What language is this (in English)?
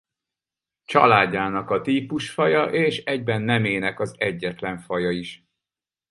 Hungarian